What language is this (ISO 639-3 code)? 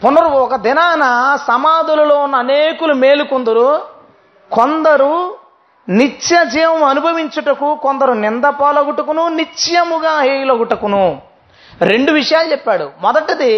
tel